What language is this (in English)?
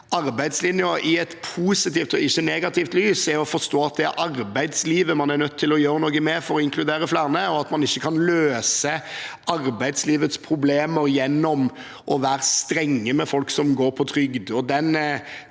Norwegian